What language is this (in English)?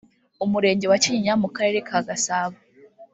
Kinyarwanda